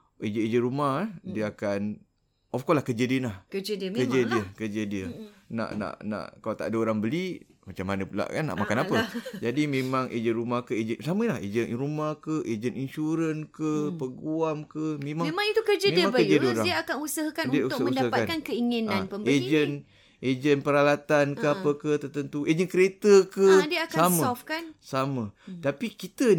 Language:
Malay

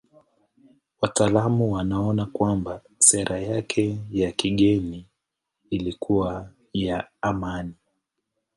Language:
Swahili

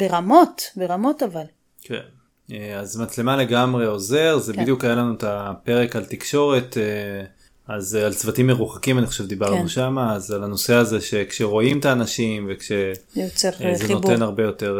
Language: Hebrew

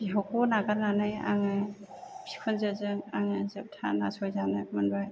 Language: Bodo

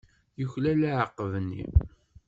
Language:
Kabyle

